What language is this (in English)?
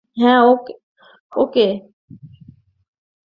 Bangla